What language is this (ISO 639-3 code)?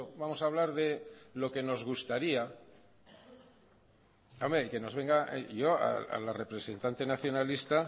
spa